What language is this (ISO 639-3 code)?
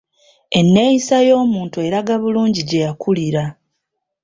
lug